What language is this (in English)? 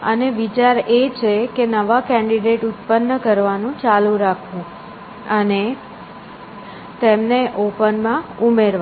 Gujarati